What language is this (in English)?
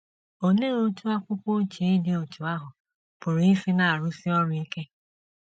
Igbo